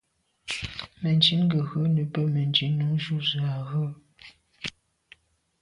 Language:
Medumba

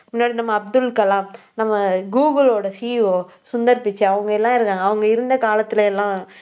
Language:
Tamil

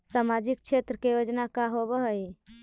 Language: Magahi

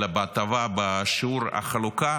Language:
Hebrew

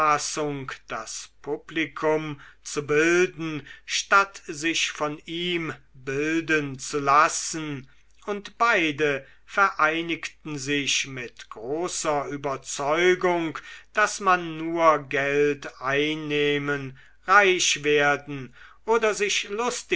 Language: German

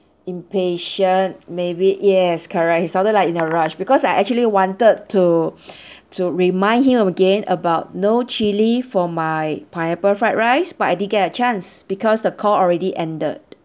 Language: English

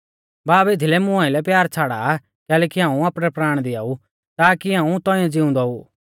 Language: Mahasu Pahari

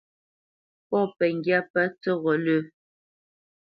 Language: Bamenyam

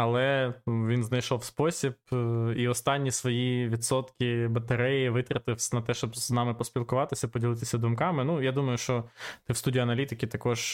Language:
Ukrainian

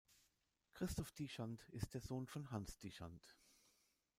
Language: German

